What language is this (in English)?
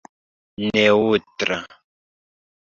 Esperanto